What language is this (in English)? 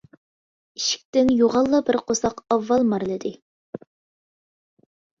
Uyghur